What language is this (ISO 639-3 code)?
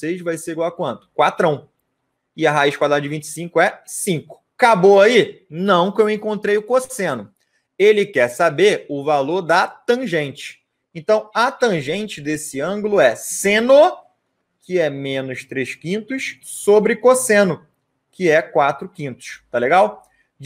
por